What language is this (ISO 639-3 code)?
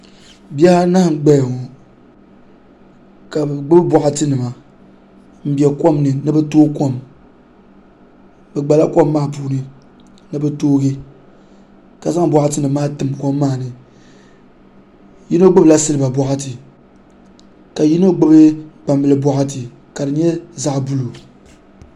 dag